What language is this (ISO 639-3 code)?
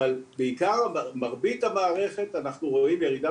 heb